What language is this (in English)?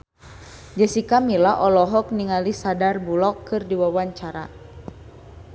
Sundanese